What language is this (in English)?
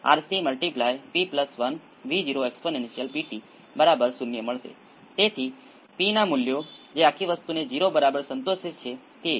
Gujarati